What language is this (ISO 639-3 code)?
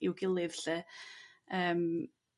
cym